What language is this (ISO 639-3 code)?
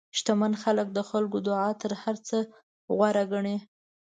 pus